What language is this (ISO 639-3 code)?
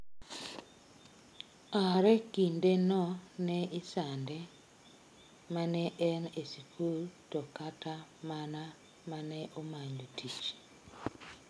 luo